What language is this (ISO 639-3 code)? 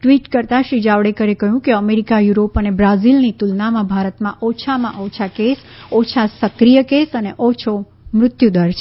guj